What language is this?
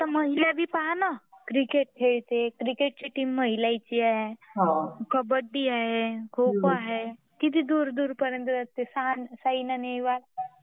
Marathi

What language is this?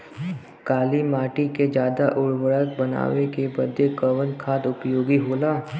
Bhojpuri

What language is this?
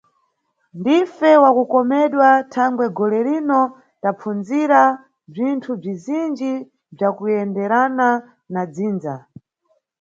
Nyungwe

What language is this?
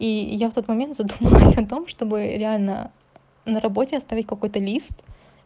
Russian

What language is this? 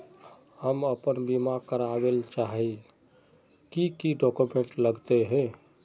Magahi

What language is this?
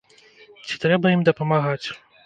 Belarusian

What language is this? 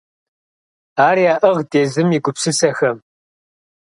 Kabardian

